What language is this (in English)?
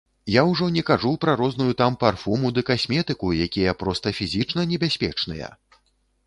Belarusian